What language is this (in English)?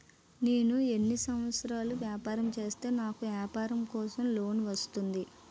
Telugu